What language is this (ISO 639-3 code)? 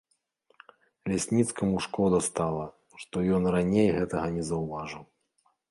bel